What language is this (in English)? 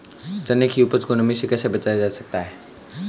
Hindi